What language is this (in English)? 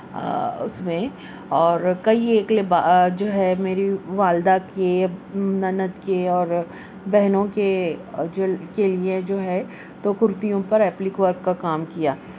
Urdu